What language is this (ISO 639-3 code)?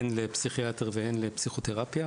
heb